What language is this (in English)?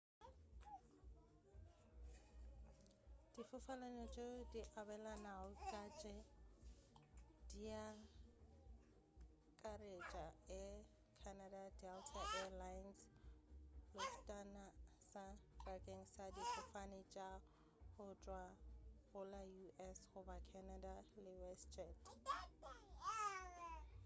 Northern Sotho